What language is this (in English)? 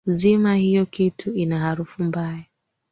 Swahili